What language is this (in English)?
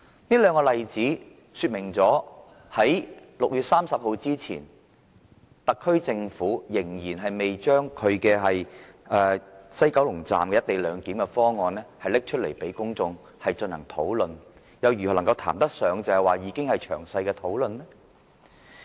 Cantonese